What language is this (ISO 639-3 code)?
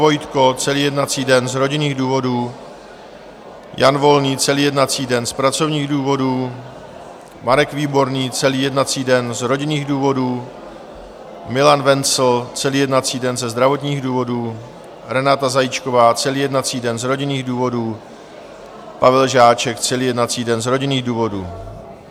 ces